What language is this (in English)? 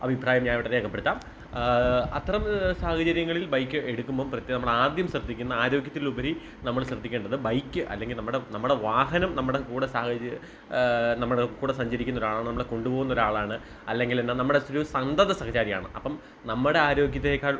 Malayalam